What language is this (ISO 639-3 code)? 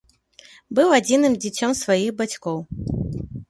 bel